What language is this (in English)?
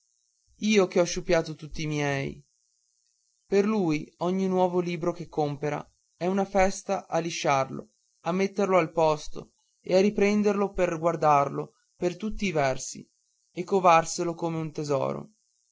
Italian